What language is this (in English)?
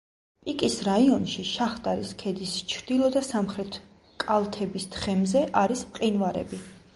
Georgian